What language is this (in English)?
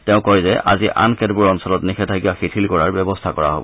Assamese